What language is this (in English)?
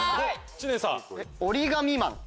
Japanese